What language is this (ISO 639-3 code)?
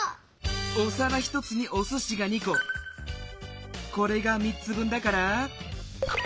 jpn